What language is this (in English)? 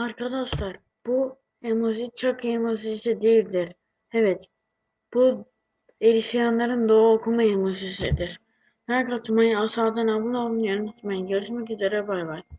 Turkish